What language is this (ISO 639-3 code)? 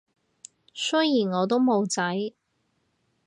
yue